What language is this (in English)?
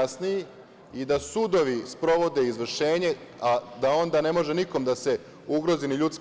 Serbian